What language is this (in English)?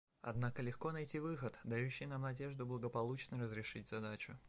Russian